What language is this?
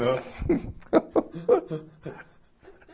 Portuguese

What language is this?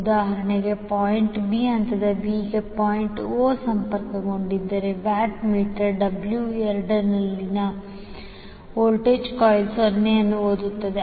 Kannada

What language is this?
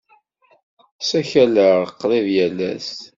Kabyle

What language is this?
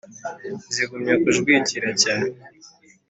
Kinyarwanda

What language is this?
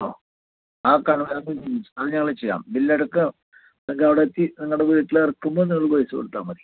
Malayalam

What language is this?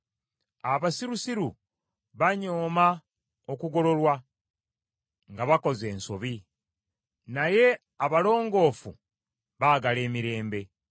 Ganda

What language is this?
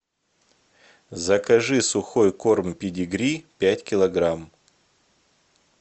Russian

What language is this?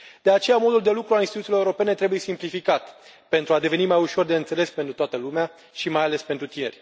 Romanian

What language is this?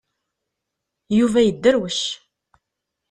Kabyle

